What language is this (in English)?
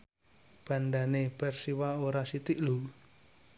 Javanese